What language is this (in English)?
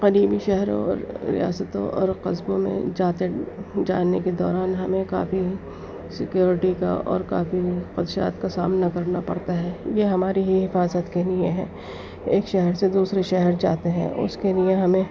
Urdu